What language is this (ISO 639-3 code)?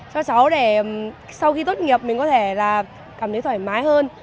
vie